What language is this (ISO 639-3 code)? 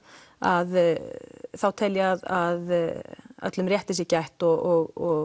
isl